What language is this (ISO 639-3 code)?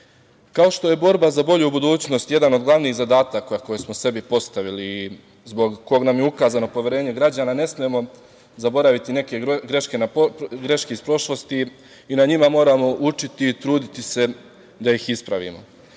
srp